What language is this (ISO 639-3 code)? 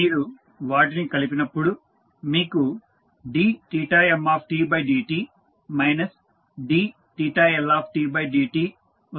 tel